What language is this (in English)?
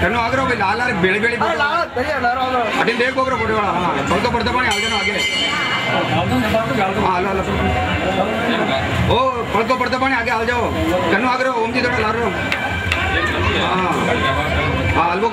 Arabic